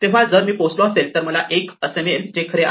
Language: Marathi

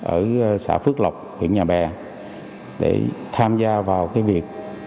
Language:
Vietnamese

